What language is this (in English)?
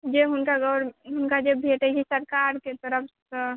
Maithili